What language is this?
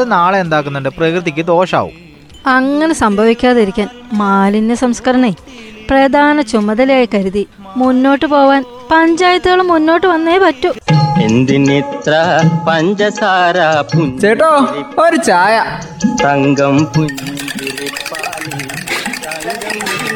Malayalam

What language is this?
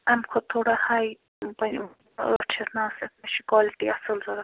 Kashmiri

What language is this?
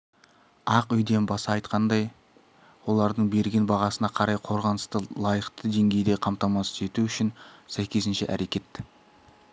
Kazakh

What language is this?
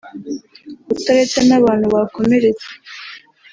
Kinyarwanda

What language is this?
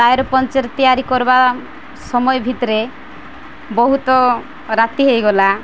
Odia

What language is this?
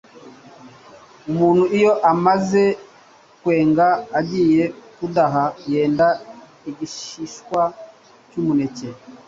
Kinyarwanda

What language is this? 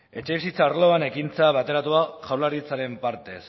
Basque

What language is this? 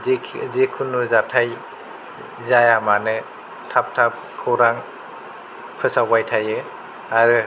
Bodo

